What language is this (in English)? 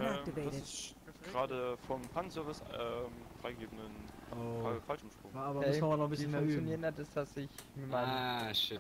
German